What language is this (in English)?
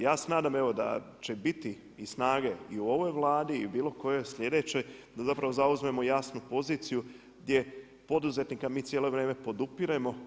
Croatian